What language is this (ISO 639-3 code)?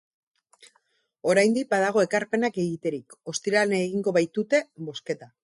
eus